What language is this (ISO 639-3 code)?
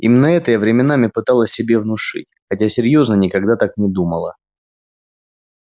rus